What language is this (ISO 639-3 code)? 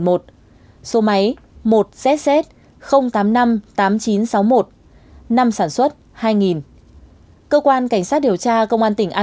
vie